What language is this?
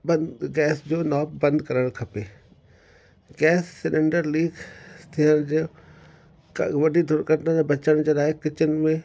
Sindhi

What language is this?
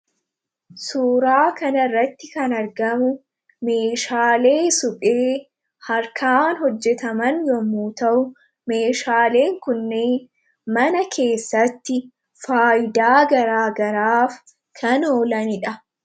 Oromo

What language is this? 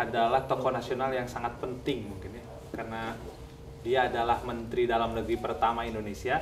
Indonesian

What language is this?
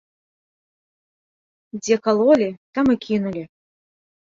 Belarusian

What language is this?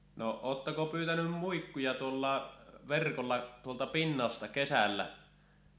Finnish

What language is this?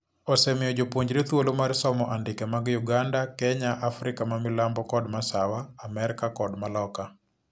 Luo (Kenya and Tanzania)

